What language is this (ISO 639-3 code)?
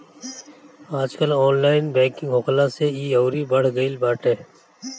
bho